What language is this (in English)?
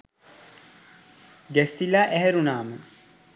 Sinhala